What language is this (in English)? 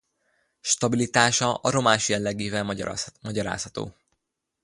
Hungarian